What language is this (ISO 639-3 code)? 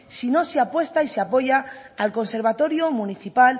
spa